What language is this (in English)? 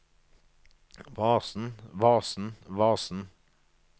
Norwegian